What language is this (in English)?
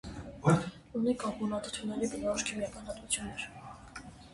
Armenian